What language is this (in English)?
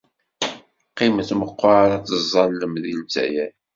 Kabyle